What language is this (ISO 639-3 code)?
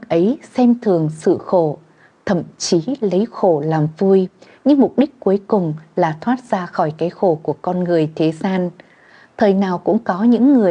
vie